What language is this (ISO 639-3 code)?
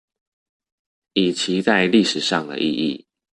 zho